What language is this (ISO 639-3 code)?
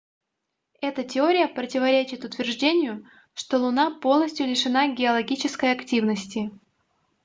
rus